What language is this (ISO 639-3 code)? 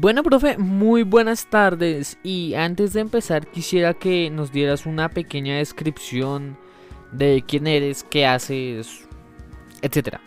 spa